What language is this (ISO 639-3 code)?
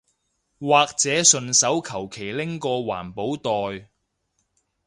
yue